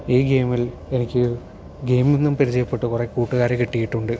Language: Malayalam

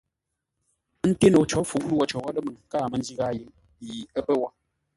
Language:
Ngombale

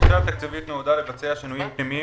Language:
Hebrew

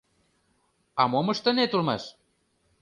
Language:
Mari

